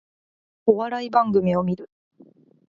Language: Japanese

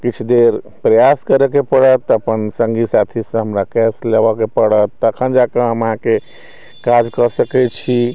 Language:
Maithili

